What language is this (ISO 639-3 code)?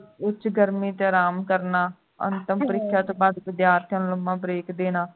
pan